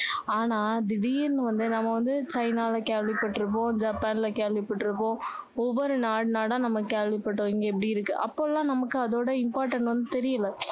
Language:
Tamil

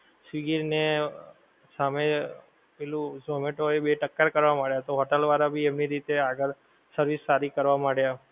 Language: Gujarati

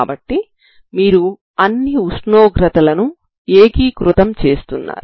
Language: Telugu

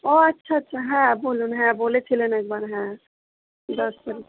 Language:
Bangla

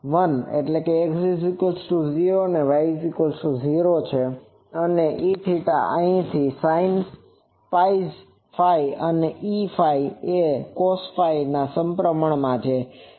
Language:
Gujarati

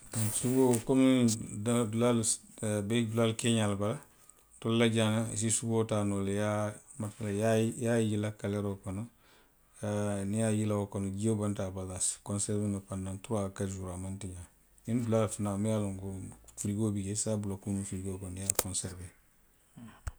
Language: Western Maninkakan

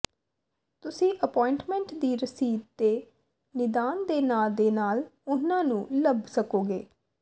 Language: Punjabi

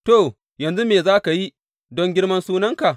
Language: Hausa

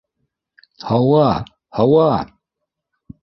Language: Bashkir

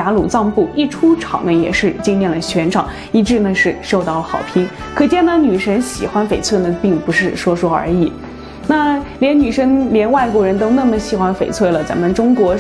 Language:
Chinese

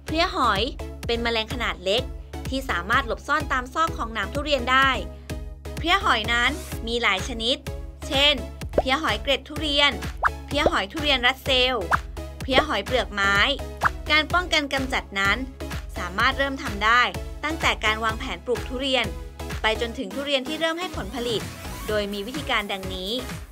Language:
Thai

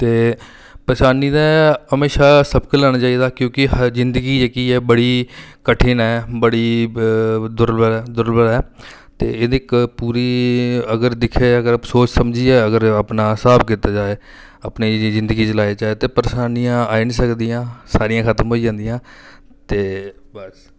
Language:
Dogri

